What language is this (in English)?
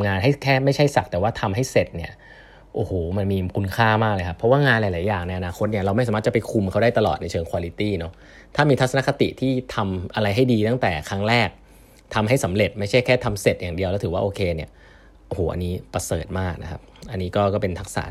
Thai